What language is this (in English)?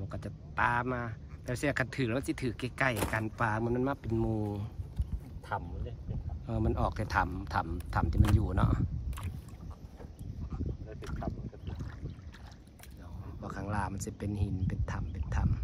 Thai